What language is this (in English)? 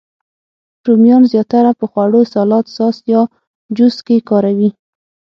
Pashto